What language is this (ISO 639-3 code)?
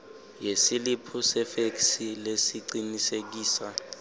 ssw